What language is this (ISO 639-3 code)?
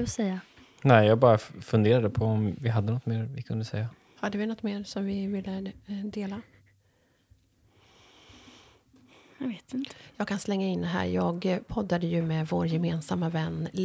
swe